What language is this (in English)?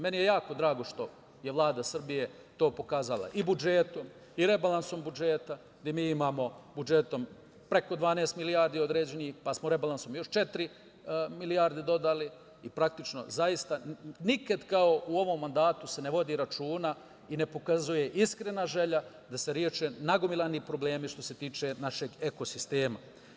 Serbian